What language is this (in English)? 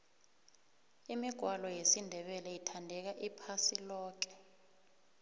South Ndebele